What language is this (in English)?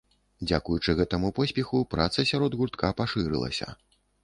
Belarusian